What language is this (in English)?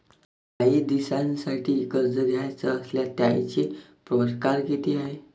Marathi